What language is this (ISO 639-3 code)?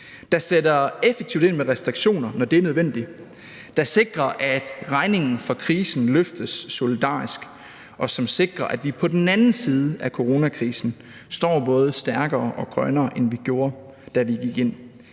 dan